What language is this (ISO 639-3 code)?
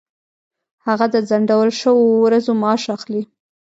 pus